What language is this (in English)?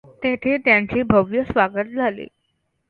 Marathi